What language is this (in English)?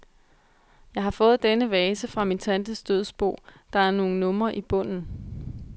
Danish